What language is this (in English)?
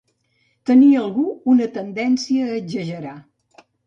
Catalan